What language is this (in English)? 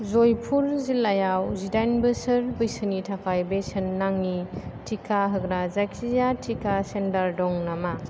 Bodo